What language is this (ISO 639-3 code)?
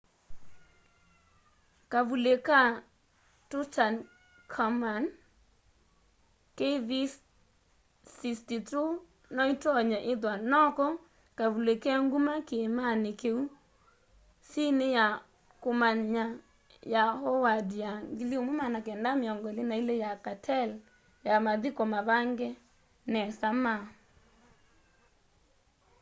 kam